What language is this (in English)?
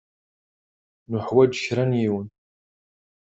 Kabyle